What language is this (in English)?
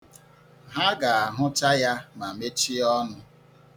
Igbo